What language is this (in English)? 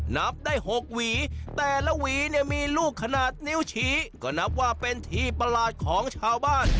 Thai